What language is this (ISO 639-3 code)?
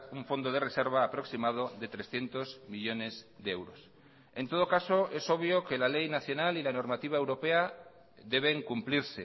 spa